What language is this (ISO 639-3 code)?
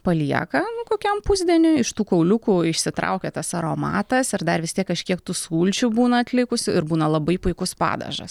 lit